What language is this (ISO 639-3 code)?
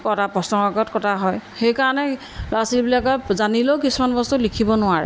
asm